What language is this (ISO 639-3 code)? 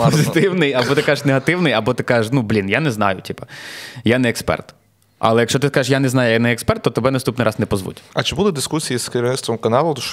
ukr